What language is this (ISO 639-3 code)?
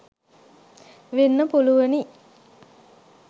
sin